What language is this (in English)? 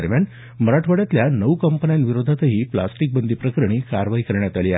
Marathi